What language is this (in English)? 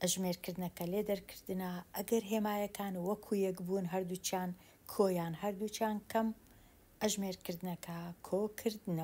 Arabic